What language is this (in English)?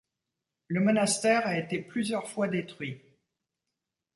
French